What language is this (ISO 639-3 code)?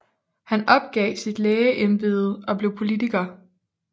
dan